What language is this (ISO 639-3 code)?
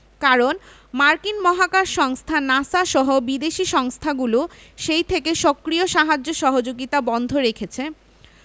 ben